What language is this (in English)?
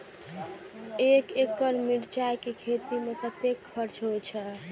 Maithili